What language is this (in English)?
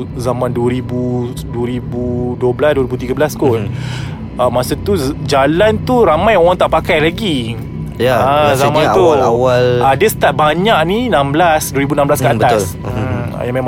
Malay